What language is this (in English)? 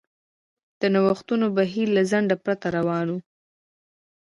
Pashto